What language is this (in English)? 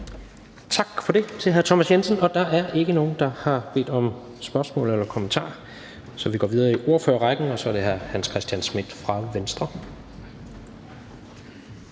Danish